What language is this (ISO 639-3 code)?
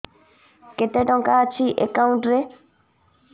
ori